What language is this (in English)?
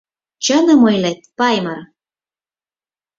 Mari